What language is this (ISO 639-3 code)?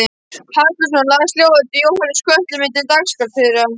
isl